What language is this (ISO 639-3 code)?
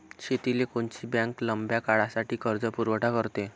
mar